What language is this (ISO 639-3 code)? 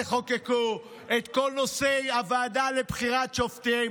heb